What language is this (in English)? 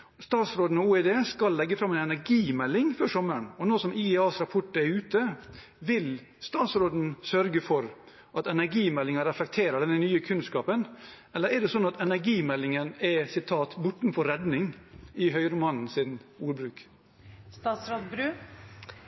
Norwegian Bokmål